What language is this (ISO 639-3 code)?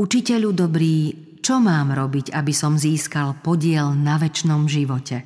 slk